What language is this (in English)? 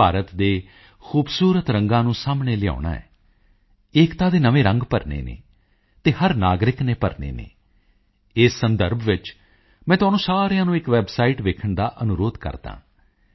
Punjabi